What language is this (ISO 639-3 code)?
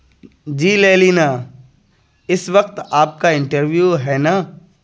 urd